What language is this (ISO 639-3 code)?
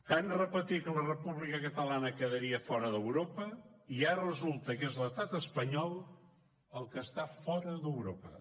cat